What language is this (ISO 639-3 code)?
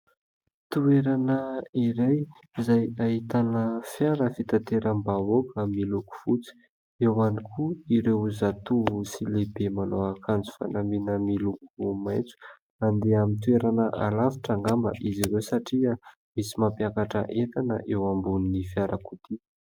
mlg